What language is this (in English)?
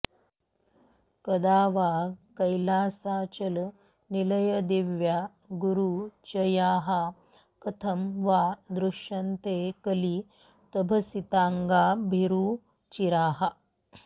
Sanskrit